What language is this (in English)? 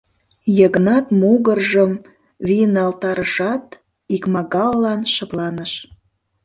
Mari